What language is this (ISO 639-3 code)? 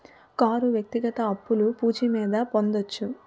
tel